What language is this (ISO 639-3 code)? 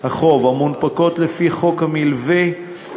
heb